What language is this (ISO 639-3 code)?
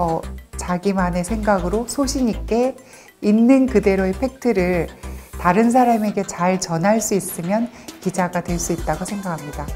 kor